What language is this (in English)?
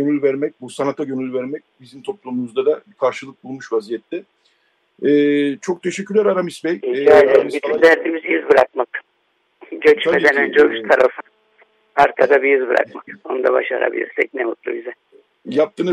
Turkish